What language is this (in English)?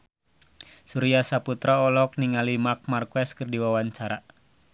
Sundanese